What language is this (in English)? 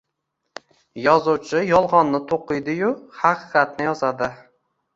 Uzbek